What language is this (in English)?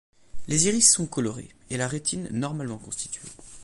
French